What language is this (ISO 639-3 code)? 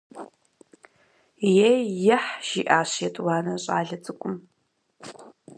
kbd